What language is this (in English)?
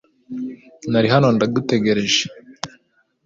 Kinyarwanda